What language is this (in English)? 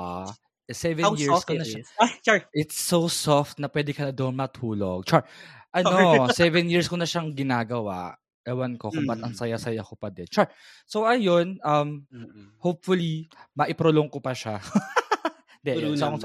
Filipino